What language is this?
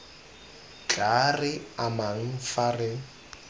Tswana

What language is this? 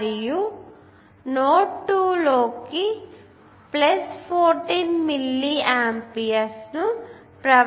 Telugu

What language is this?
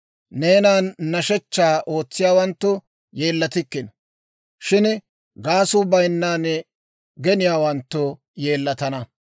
Dawro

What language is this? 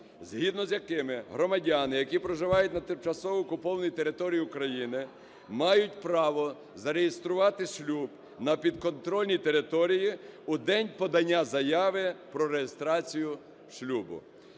Ukrainian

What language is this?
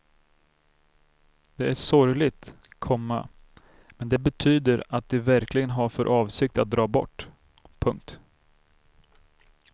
Swedish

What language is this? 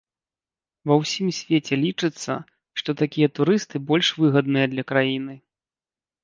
Belarusian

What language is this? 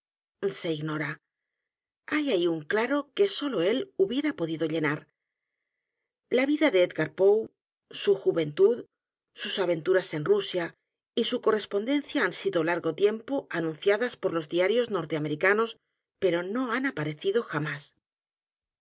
Spanish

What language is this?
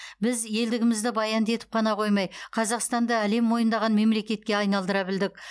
Kazakh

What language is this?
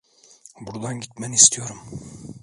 Turkish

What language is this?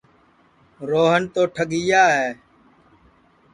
Sansi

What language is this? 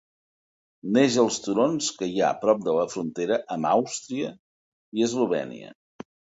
Catalan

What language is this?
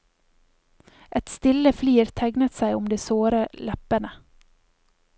Norwegian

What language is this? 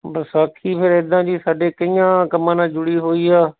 Punjabi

